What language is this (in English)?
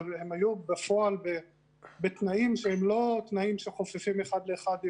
Hebrew